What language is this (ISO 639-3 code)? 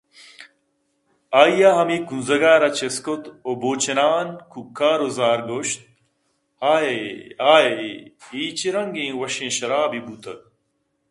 bgp